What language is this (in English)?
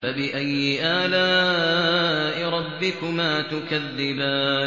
Arabic